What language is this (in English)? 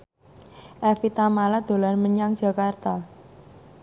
Javanese